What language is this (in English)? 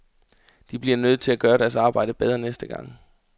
Danish